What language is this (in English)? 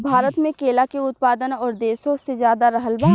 Bhojpuri